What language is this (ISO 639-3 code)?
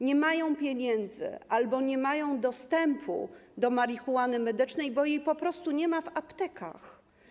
pol